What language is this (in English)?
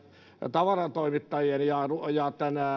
Finnish